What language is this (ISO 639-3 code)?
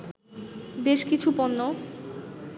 ben